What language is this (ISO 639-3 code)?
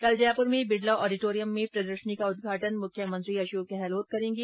hin